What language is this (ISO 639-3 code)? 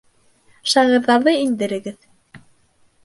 bak